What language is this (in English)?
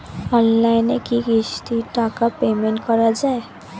Bangla